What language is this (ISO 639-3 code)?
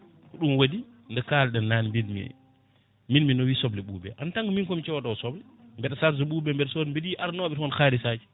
ful